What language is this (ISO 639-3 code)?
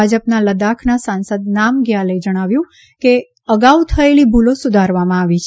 guj